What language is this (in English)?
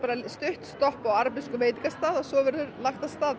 Icelandic